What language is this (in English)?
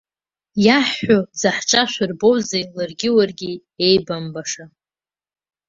Abkhazian